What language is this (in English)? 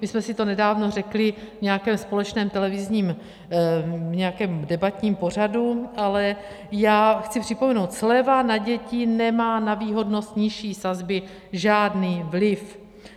Czech